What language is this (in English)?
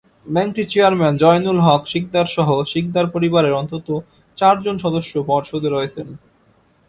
Bangla